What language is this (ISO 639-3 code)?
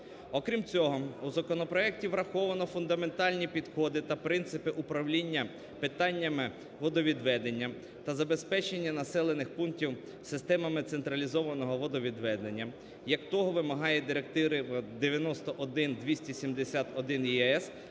ukr